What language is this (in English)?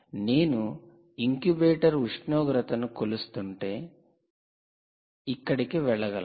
Telugu